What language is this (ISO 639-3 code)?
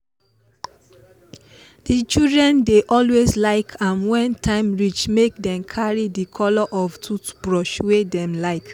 pcm